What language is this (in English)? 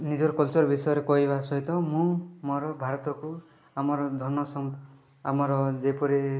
Odia